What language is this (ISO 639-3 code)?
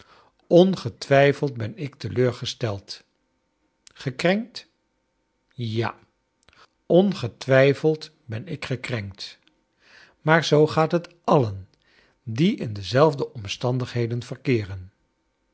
nld